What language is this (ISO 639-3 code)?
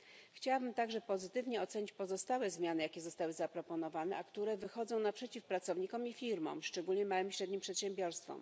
pol